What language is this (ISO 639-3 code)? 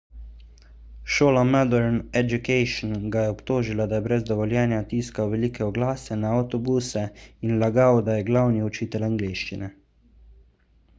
slv